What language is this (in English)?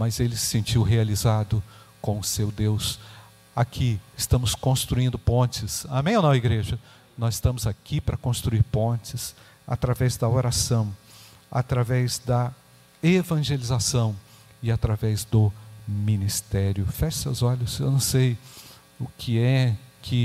Portuguese